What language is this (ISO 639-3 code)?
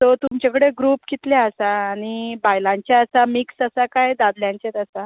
kok